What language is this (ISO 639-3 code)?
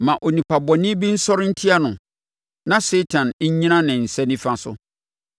aka